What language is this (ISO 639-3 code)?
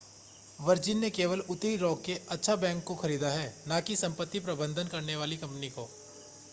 hin